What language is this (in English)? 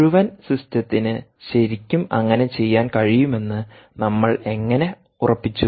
Malayalam